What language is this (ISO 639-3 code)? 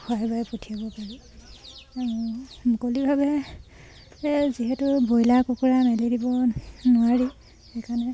asm